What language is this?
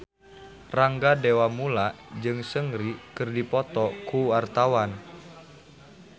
Sundanese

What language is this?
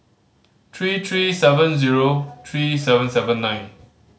English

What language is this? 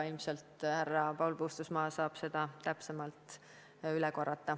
Estonian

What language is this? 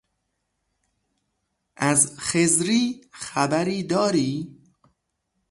Persian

